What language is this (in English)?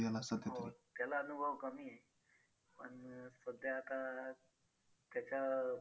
Marathi